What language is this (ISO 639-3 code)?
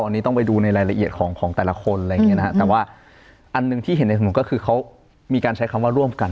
tha